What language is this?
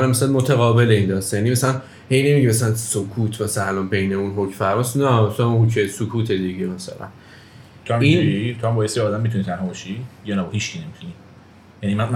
Persian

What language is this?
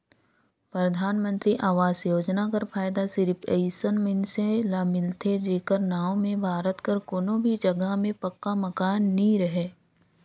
Chhattisgarhi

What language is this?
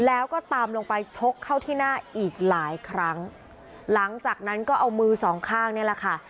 Thai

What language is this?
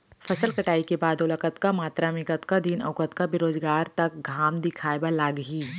Chhattisgarhi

